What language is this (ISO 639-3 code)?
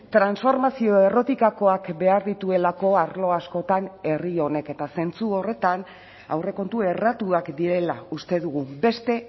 eus